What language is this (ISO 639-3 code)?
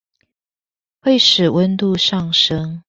zho